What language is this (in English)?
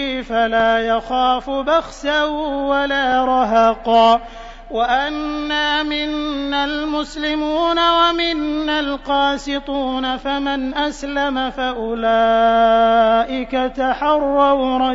Arabic